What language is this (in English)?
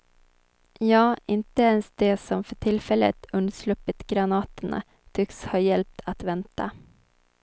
Swedish